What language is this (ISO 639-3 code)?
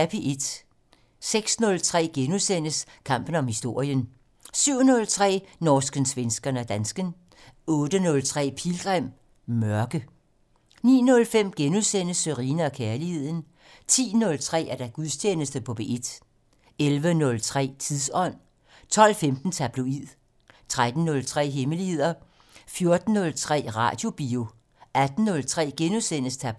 dan